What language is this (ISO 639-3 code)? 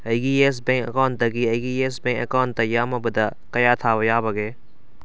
mni